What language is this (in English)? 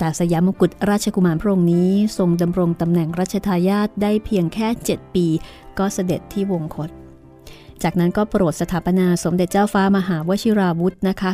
Thai